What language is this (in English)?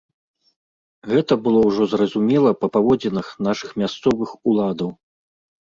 Belarusian